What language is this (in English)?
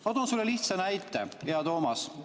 Estonian